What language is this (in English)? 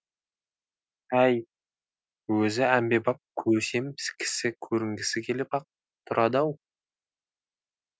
Kazakh